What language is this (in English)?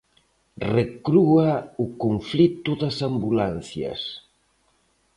Galician